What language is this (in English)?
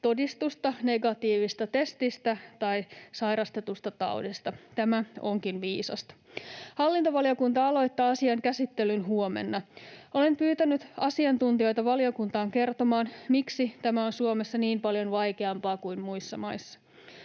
Finnish